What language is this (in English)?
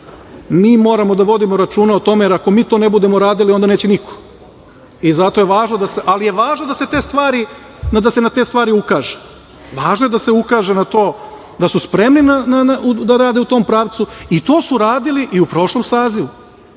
Serbian